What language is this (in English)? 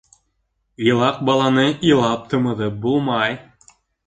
Bashkir